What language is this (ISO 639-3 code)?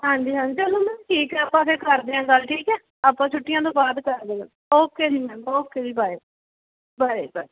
pan